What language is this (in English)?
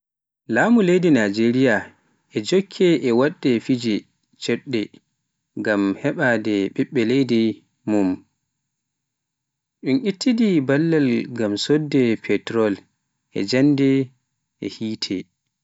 Pular